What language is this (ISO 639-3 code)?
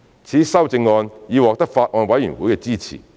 yue